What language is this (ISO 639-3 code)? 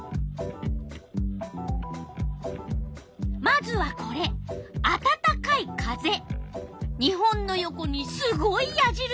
jpn